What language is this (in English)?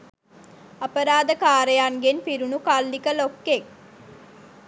Sinhala